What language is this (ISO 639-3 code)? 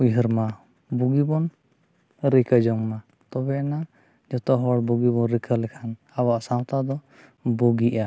sat